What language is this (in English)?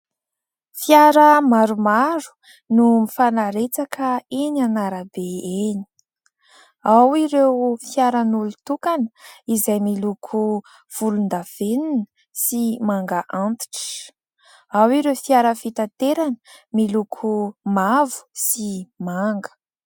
Malagasy